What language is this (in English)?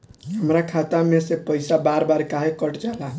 Bhojpuri